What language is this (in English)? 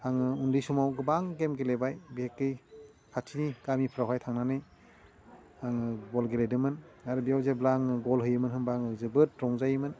Bodo